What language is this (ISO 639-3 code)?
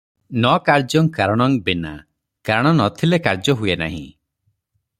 ori